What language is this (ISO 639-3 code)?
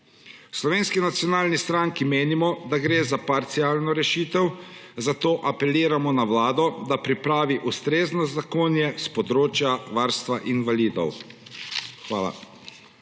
slv